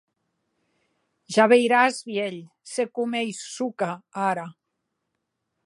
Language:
Occitan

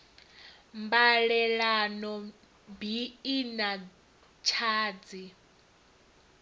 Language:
Venda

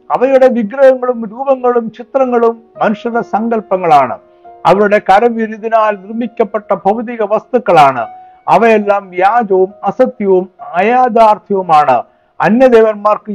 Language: Malayalam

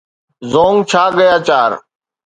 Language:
Sindhi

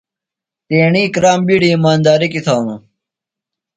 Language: Phalura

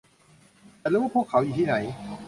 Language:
Thai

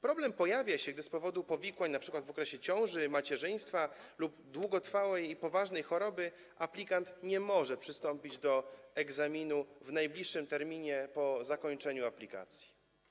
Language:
Polish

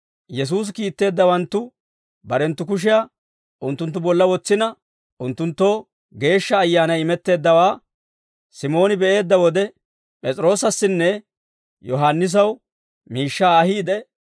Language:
Dawro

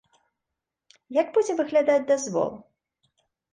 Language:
Belarusian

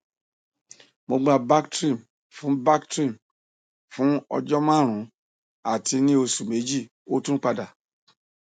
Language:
Yoruba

